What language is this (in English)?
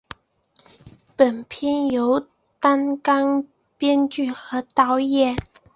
Chinese